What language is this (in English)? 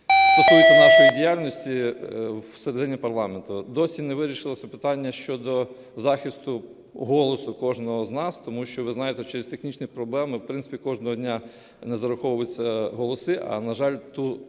Ukrainian